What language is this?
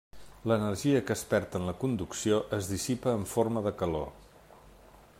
Catalan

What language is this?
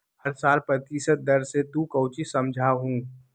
Magahi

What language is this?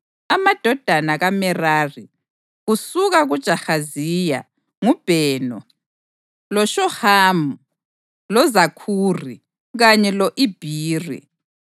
North Ndebele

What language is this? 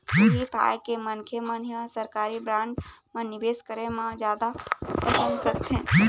Chhattisgarhi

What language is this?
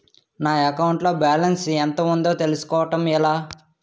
Telugu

